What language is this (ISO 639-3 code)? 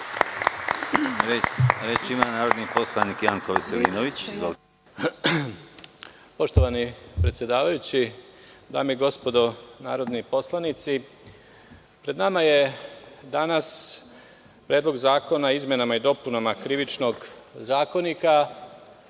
srp